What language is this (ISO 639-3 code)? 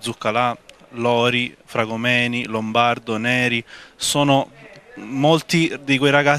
ita